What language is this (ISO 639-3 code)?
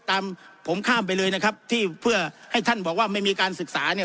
tha